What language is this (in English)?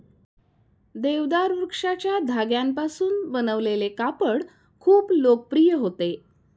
Marathi